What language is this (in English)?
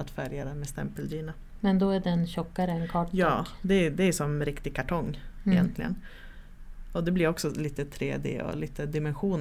Swedish